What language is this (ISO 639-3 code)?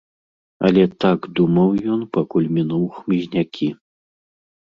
bel